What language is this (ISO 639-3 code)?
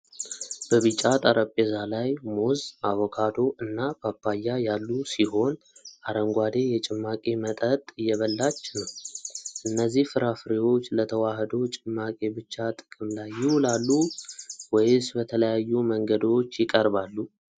amh